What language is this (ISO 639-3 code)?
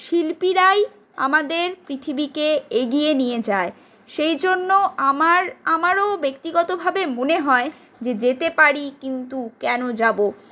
ben